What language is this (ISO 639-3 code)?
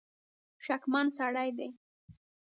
pus